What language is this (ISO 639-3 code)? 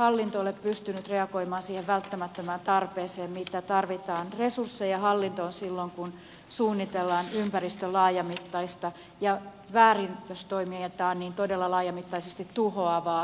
fin